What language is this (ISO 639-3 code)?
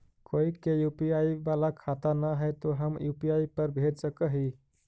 mag